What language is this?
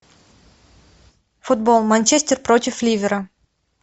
Russian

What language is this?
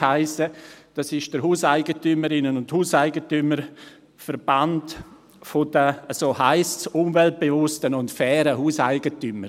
Swiss German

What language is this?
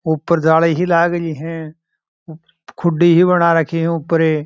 Marwari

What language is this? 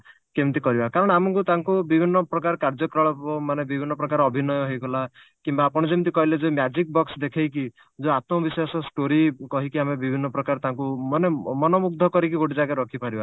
Odia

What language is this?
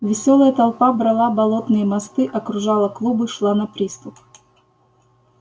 Russian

